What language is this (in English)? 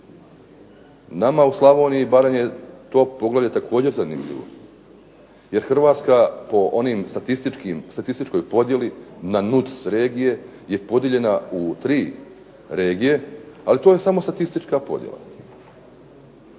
Croatian